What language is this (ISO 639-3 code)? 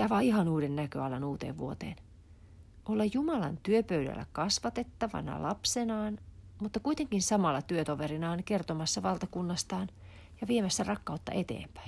fin